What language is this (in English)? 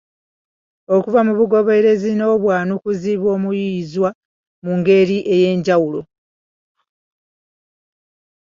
Ganda